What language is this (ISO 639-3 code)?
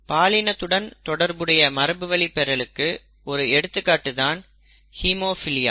tam